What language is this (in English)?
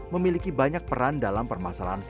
Indonesian